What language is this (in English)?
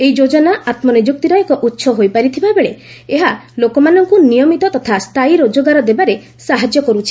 Odia